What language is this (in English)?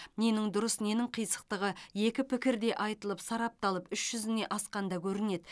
Kazakh